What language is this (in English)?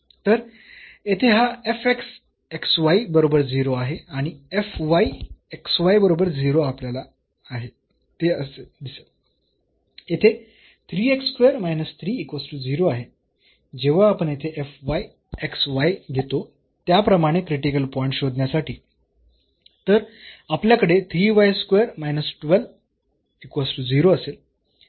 Marathi